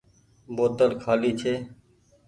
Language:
Goaria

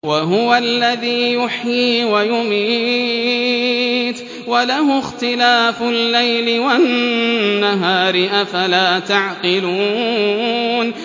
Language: Arabic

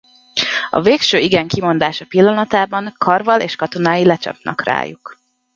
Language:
Hungarian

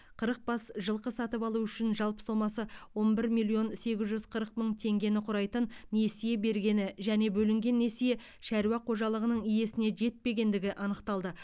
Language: Kazakh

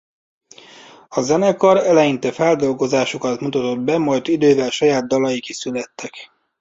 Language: Hungarian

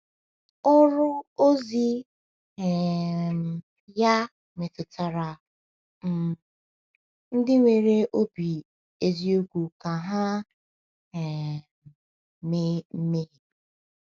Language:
Igbo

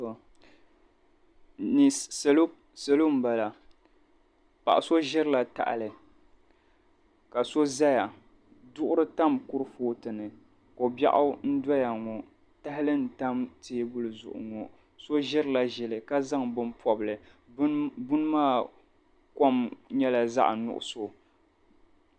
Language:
Dagbani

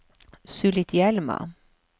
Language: Norwegian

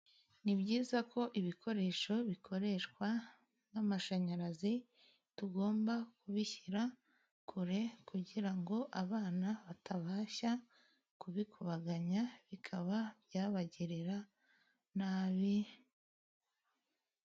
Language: Kinyarwanda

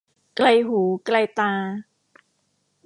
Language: Thai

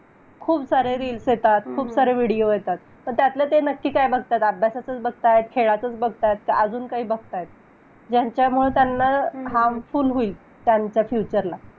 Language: Marathi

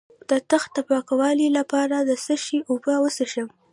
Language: Pashto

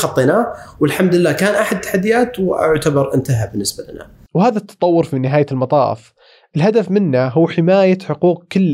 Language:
Arabic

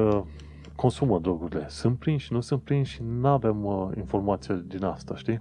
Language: Romanian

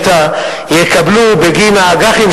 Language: Hebrew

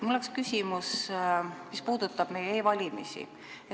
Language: Estonian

